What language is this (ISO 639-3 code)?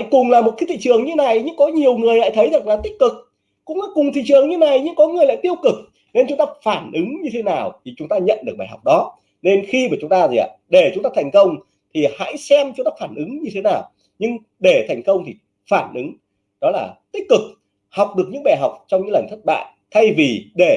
vie